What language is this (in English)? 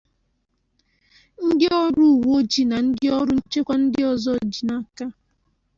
Igbo